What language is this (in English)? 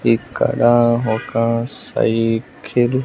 Telugu